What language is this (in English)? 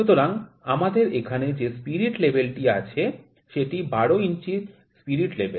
Bangla